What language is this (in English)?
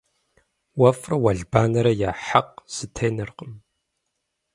Kabardian